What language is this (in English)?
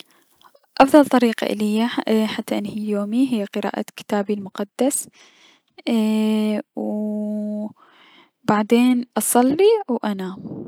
Mesopotamian Arabic